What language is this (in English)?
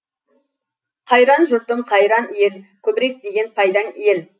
Kazakh